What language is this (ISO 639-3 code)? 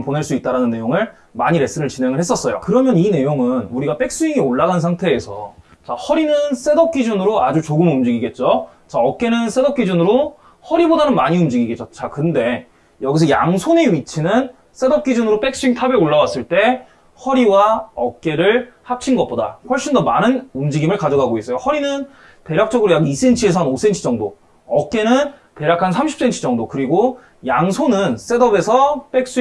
kor